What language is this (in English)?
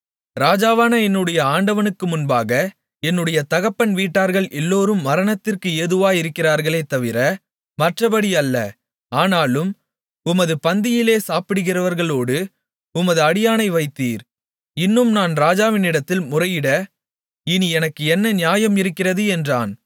Tamil